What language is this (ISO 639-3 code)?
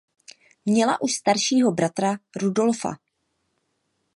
ces